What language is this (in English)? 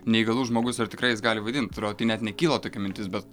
Lithuanian